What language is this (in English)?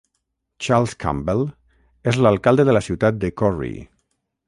Catalan